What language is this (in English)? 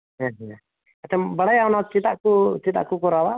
Santali